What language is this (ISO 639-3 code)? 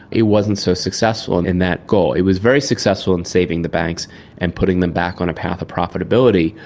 eng